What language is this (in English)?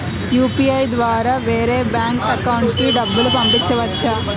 Telugu